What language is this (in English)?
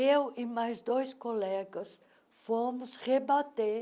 Portuguese